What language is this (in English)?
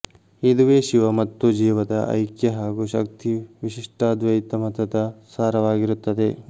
Kannada